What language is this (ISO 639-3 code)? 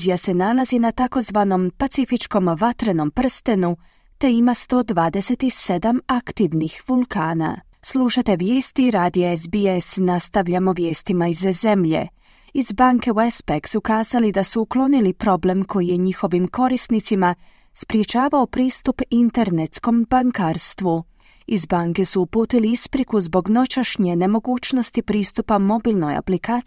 hrv